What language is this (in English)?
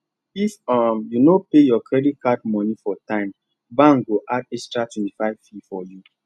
Nigerian Pidgin